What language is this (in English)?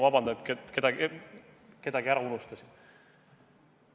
Estonian